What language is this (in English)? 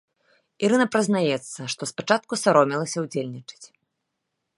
Belarusian